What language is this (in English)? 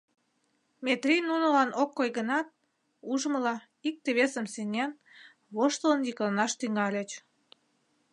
Mari